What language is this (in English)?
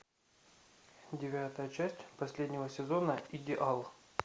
Russian